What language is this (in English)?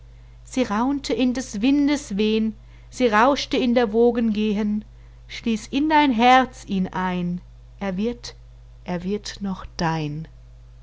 German